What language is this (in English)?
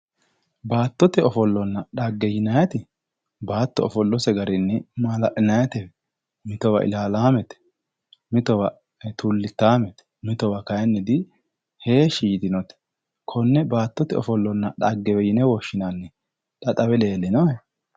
Sidamo